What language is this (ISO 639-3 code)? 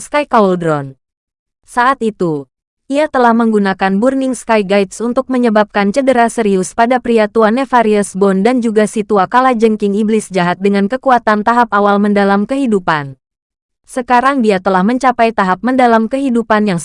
ind